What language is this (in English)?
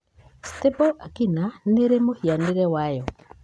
Kikuyu